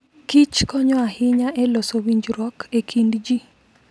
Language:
Luo (Kenya and Tanzania)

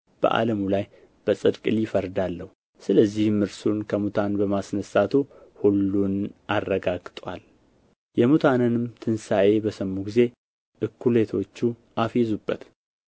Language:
Amharic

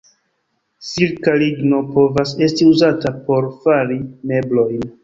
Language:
Esperanto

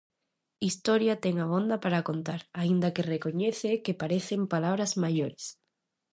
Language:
Galician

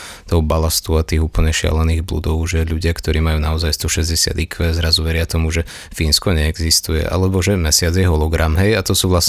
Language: Slovak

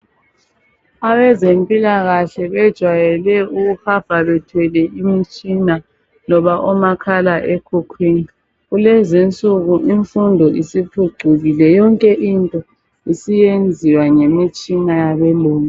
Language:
North Ndebele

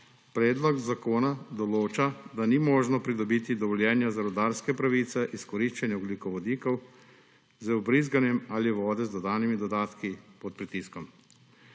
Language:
Slovenian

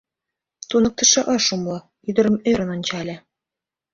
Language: Mari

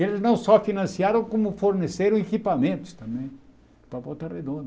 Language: Portuguese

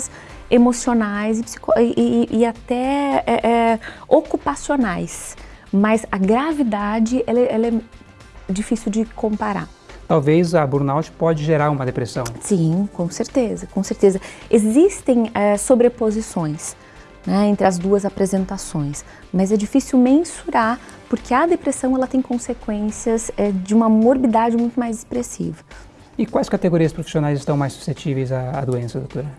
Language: Portuguese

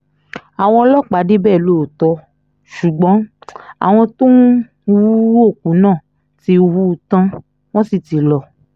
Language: Yoruba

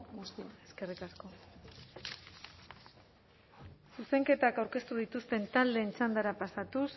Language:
Basque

